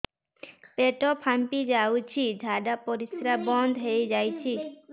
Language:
Odia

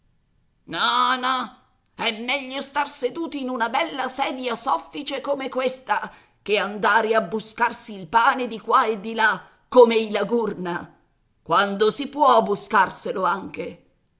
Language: Italian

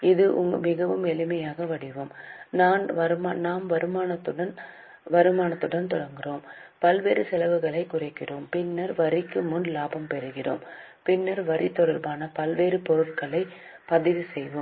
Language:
Tamil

